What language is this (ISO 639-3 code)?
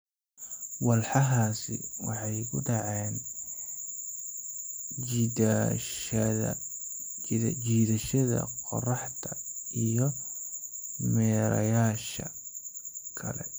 som